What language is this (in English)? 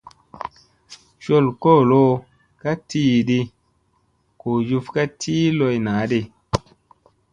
Musey